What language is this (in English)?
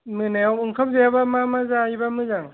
Bodo